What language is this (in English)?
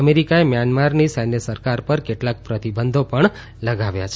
Gujarati